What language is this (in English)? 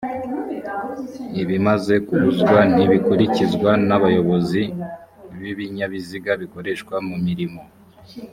Kinyarwanda